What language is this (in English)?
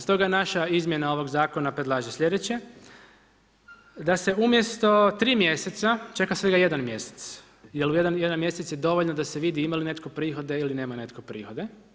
Croatian